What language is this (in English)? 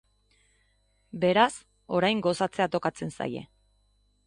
Basque